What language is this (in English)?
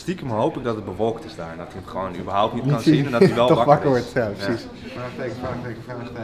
Dutch